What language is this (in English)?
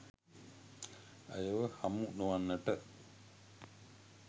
Sinhala